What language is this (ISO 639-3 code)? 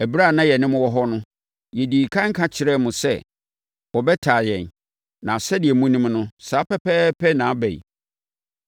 aka